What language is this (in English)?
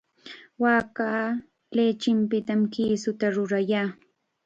Chiquián Ancash Quechua